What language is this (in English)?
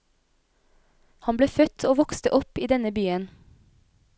Norwegian